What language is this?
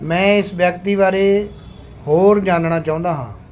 Punjabi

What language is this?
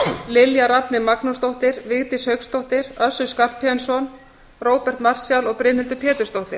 Icelandic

